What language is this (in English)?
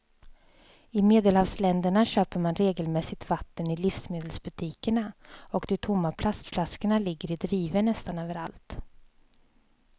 Swedish